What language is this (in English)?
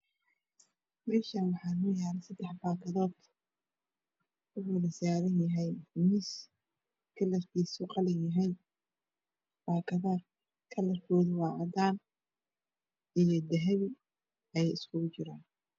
Somali